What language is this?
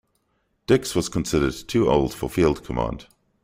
English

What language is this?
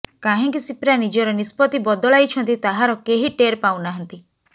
Odia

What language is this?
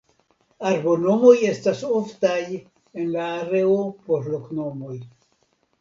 Esperanto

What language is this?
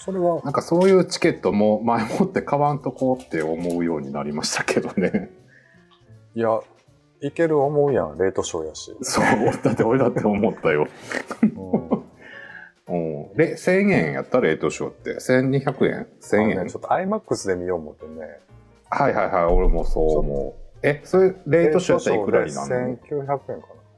Japanese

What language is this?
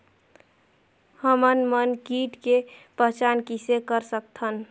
Chhattisgarhi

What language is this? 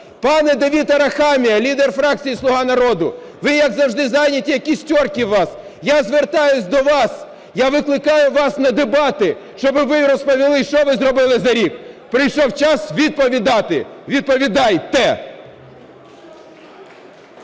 Ukrainian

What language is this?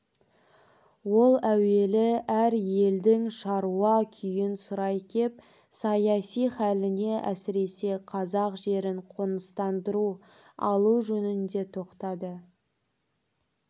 Kazakh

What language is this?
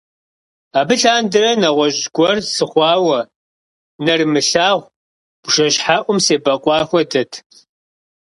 Kabardian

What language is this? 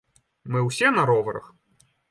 Belarusian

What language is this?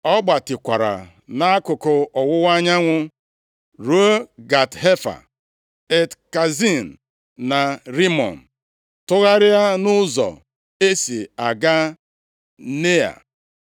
Igbo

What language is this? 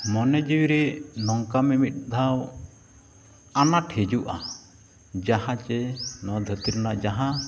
Santali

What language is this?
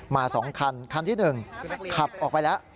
Thai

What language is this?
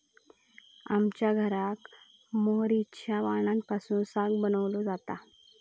Marathi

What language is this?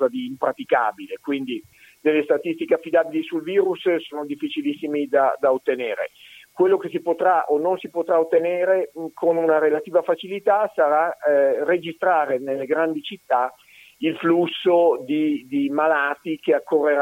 Italian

